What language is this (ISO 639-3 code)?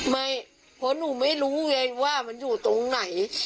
tha